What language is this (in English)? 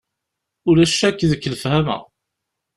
Kabyle